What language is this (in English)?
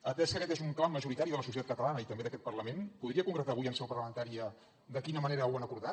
Catalan